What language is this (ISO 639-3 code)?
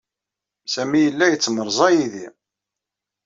kab